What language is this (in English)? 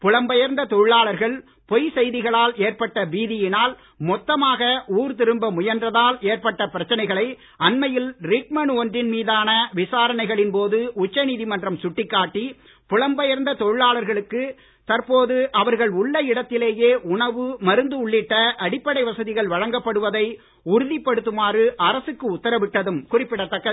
Tamil